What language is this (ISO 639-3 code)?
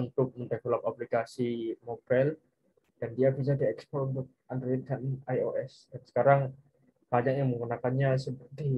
ind